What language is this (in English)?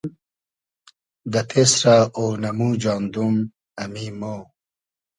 Hazaragi